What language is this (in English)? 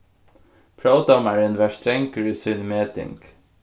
Faroese